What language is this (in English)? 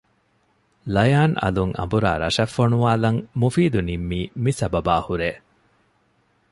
Divehi